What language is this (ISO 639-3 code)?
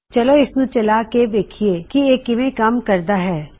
pan